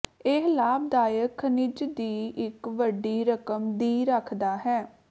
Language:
Punjabi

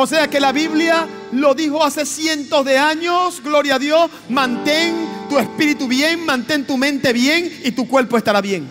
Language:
Spanish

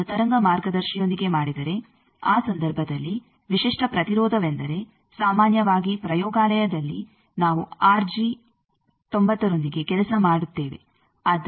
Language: Kannada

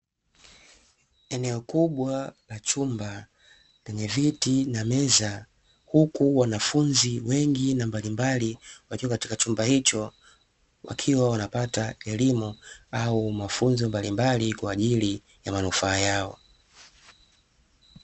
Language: Swahili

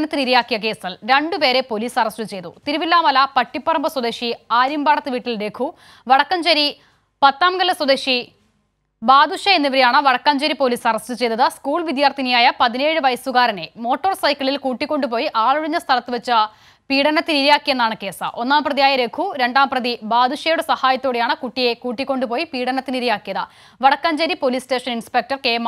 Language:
Arabic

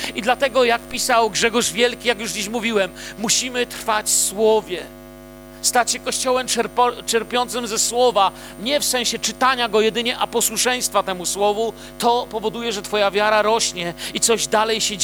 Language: Polish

